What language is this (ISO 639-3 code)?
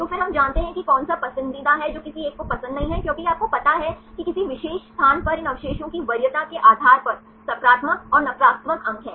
hin